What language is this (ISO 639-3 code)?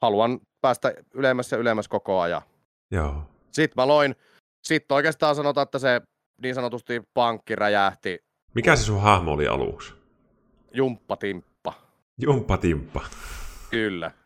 fin